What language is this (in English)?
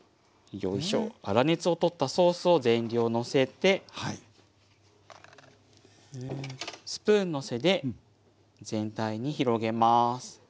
Japanese